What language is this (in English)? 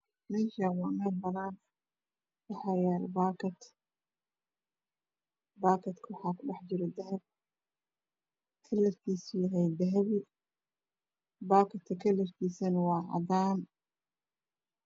Somali